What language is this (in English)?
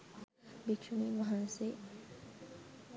Sinhala